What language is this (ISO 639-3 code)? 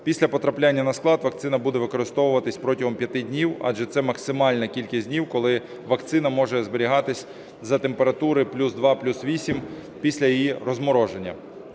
ukr